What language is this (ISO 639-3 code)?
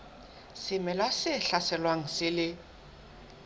sot